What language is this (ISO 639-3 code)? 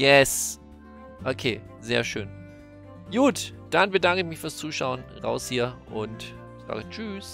deu